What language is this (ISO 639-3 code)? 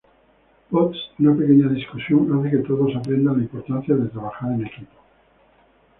spa